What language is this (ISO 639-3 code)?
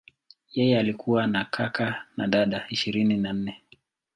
swa